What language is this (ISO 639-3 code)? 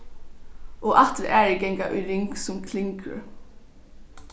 fao